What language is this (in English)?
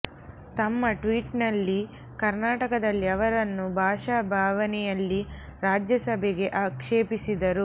Kannada